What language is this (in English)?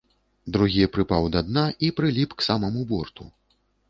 Belarusian